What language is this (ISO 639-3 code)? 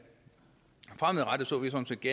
dan